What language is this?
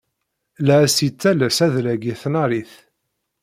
Kabyle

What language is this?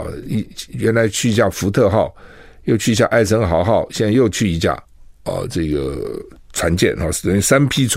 Chinese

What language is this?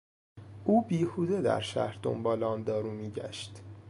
Persian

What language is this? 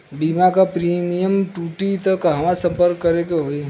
Bhojpuri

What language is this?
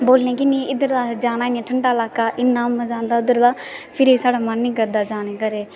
Dogri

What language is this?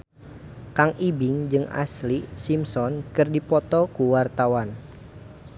Sundanese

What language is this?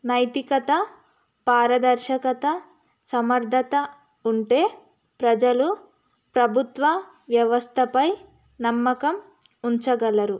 Telugu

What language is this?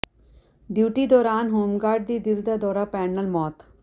Punjabi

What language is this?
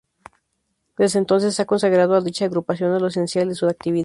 Spanish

